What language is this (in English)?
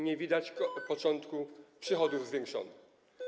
Polish